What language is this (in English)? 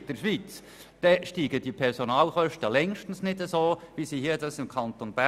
Swiss German